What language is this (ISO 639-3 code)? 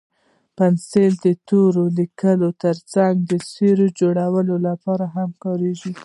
pus